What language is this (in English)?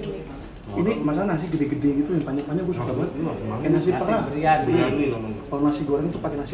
Indonesian